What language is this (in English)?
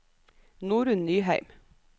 Norwegian